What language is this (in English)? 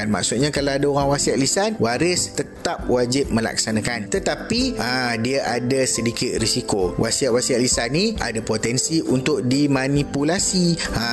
Malay